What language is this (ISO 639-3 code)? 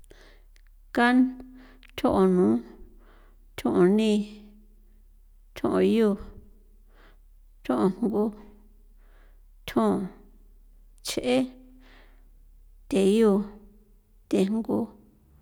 pow